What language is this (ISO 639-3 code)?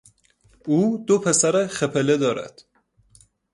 fas